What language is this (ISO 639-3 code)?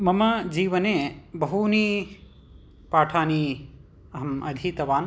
san